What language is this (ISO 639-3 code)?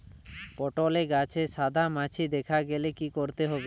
ben